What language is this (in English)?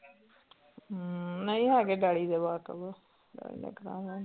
Punjabi